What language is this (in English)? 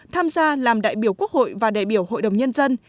Vietnamese